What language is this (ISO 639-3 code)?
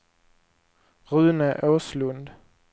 swe